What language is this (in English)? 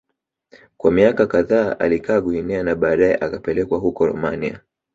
Swahili